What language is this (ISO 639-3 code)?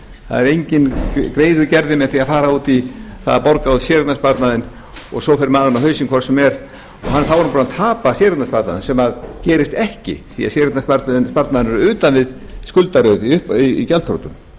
isl